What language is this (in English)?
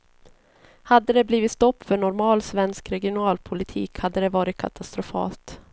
Swedish